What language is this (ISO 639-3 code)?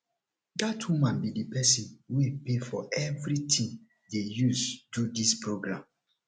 pcm